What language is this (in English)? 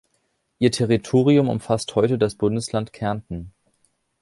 German